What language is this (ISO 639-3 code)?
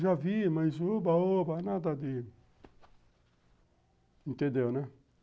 por